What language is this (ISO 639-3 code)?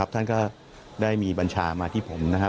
tha